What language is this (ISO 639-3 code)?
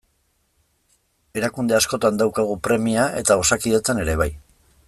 eus